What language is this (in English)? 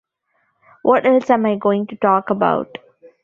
English